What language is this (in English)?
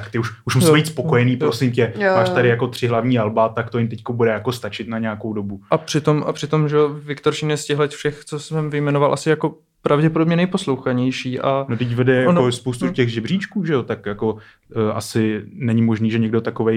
Czech